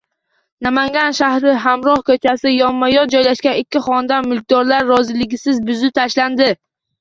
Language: Uzbek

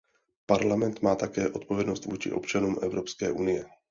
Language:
Czech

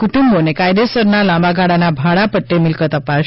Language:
Gujarati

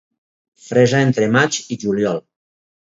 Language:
Catalan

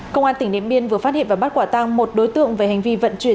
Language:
Vietnamese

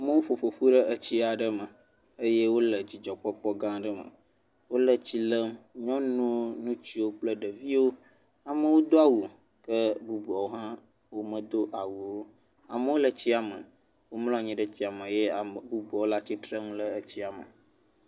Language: Ewe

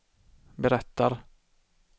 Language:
Swedish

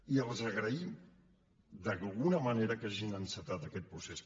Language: Catalan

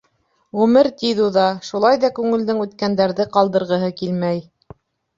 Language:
Bashkir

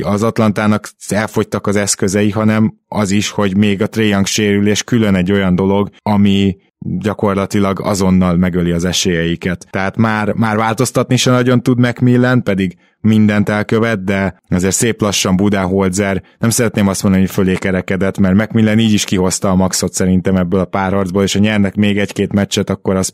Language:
Hungarian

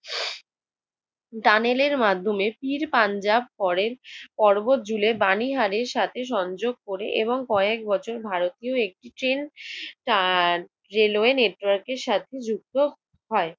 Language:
Bangla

